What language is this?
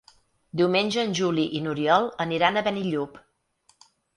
Catalan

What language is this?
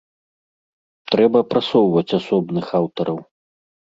Belarusian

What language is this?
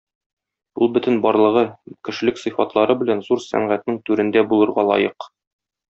Tatar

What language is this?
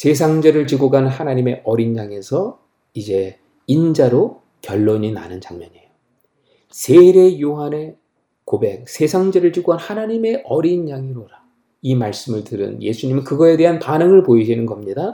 Korean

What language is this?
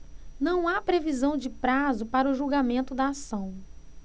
Portuguese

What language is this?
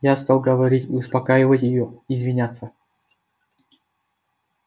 Russian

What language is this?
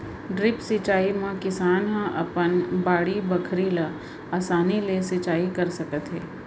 Chhattisgarhi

